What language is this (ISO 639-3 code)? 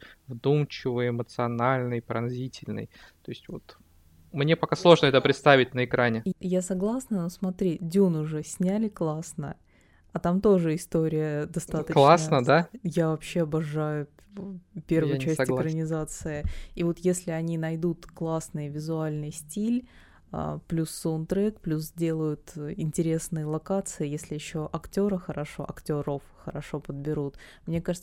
rus